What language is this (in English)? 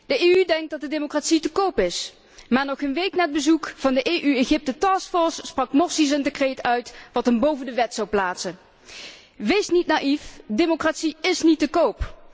Dutch